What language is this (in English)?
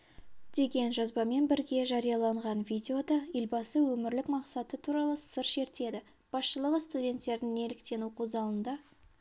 Kazakh